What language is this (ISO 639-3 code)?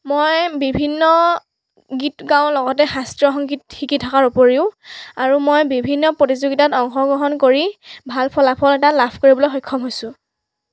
asm